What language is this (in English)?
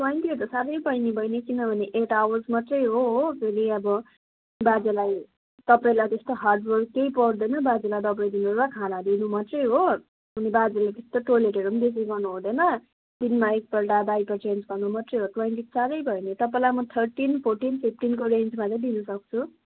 Nepali